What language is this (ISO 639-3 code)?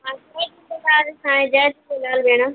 snd